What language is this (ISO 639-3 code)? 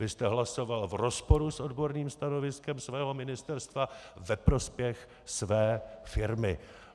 ces